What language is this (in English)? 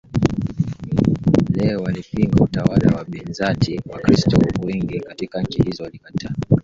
Swahili